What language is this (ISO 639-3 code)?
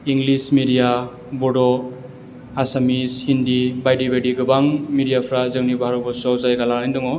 brx